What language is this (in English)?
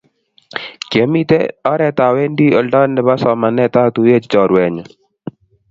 Kalenjin